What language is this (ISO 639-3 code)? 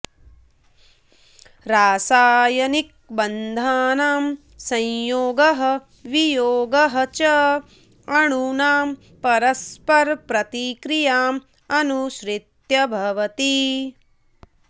san